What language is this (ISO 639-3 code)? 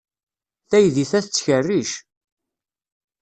kab